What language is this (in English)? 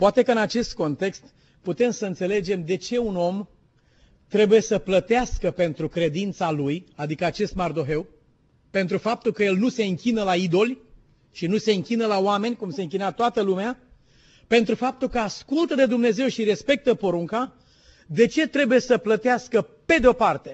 Romanian